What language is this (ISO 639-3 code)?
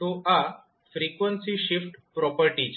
guj